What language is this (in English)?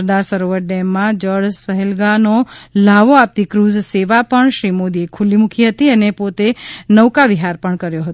Gujarati